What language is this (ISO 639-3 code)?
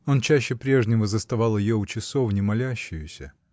rus